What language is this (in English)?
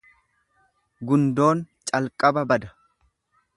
Oromo